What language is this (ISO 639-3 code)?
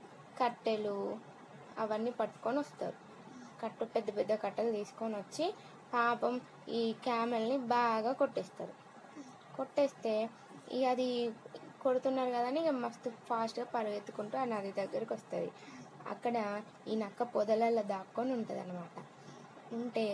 tel